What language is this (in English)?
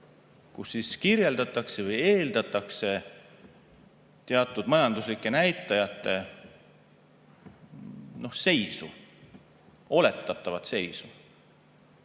Estonian